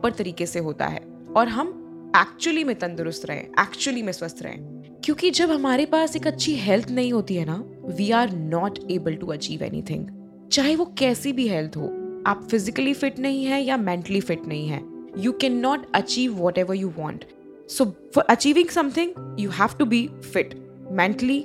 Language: Hindi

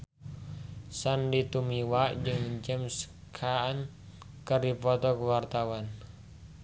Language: Sundanese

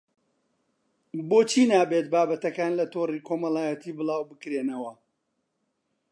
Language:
Central Kurdish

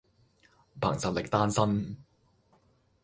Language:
Cantonese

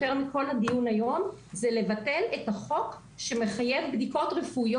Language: Hebrew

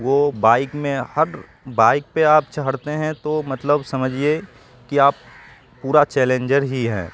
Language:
Urdu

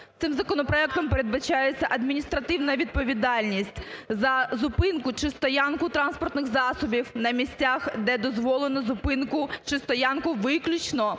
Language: Ukrainian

